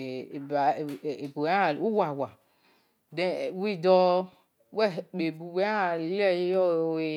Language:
Esan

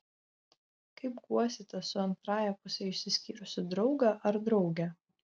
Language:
Lithuanian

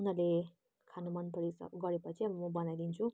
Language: Nepali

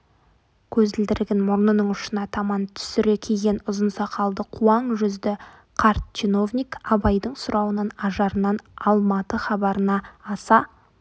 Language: Kazakh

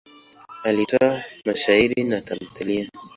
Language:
Swahili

